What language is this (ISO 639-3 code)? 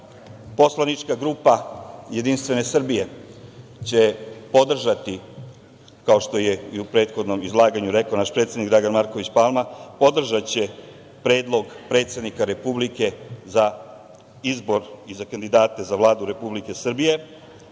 srp